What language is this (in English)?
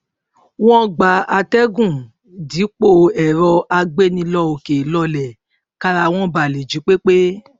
Yoruba